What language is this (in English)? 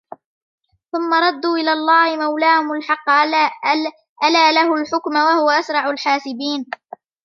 Arabic